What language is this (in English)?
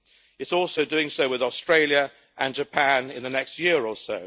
English